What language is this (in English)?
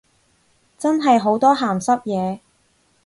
Cantonese